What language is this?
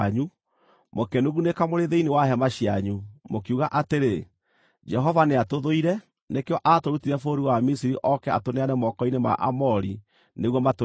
Kikuyu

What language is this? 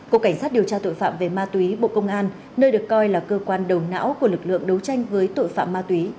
Vietnamese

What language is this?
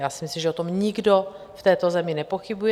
Czech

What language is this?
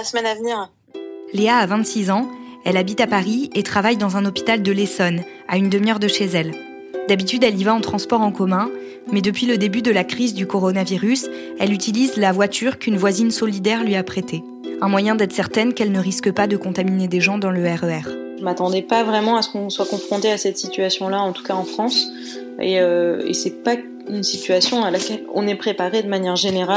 French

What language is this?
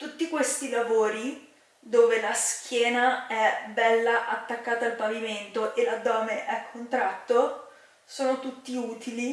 Italian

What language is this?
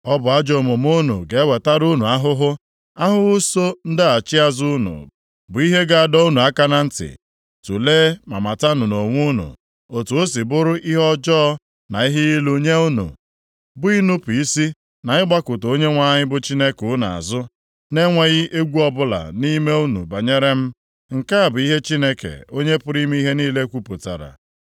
Igbo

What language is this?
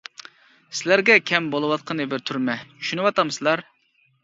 Uyghur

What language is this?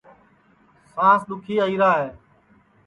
Sansi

